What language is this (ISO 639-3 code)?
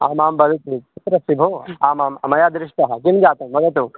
san